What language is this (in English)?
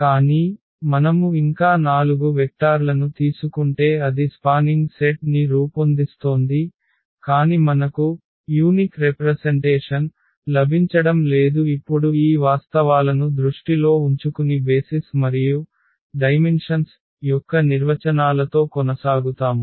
Telugu